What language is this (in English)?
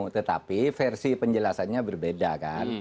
Indonesian